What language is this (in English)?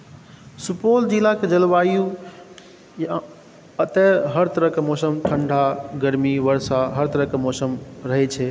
Maithili